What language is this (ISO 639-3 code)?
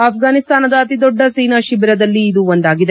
kan